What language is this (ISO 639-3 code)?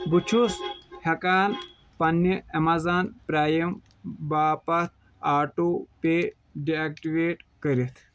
kas